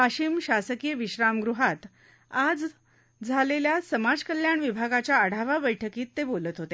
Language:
Marathi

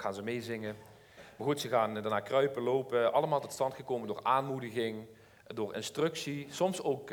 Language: Dutch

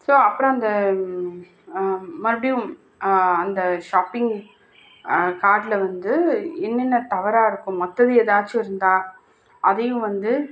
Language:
Tamil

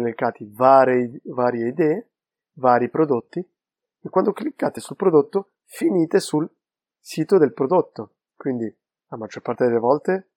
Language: Italian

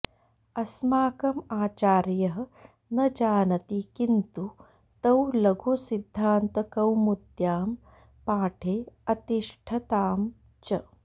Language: Sanskrit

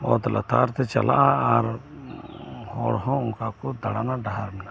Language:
Santali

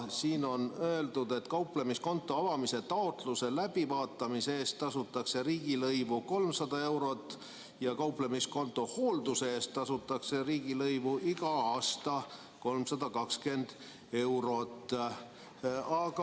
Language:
Estonian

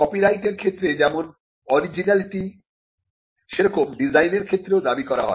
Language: Bangla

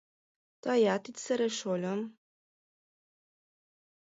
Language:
Mari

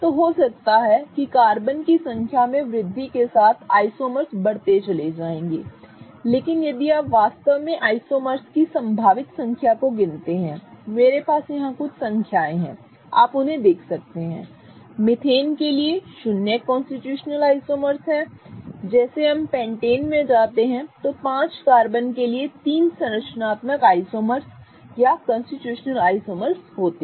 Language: Hindi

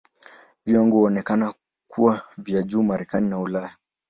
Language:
Swahili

